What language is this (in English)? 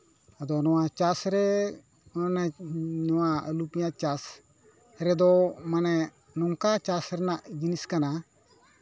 Santali